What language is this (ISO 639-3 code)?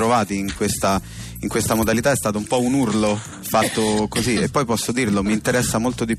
ita